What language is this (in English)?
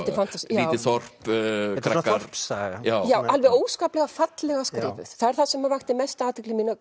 Icelandic